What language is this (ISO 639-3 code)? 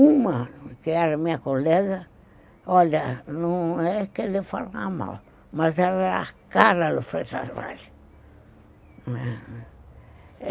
por